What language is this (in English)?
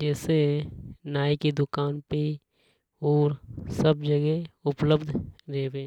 Hadothi